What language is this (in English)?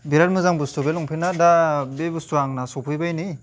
Bodo